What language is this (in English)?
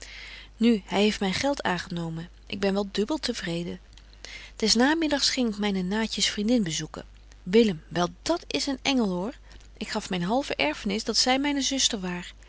Dutch